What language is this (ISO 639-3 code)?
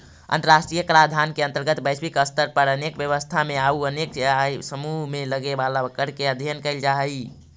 mag